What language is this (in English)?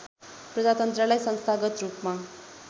Nepali